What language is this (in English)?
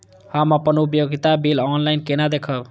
Maithili